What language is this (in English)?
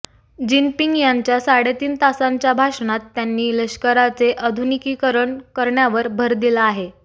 Marathi